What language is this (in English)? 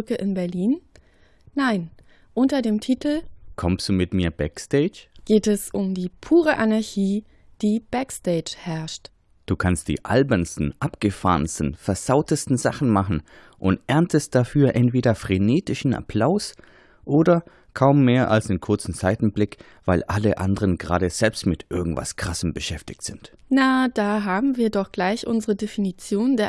German